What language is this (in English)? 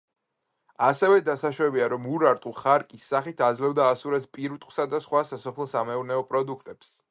Georgian